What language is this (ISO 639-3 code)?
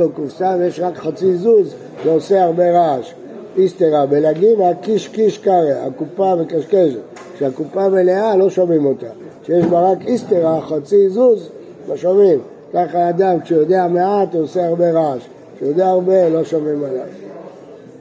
heb